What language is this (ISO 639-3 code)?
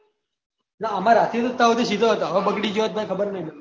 guj